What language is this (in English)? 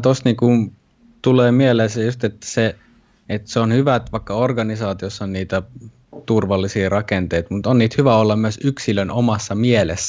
Finnish